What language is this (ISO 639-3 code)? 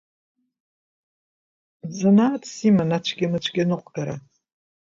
abk